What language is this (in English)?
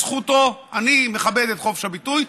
Hebrew